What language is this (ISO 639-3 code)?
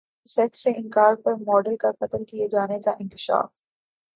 urd